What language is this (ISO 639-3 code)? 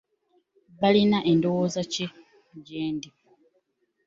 lug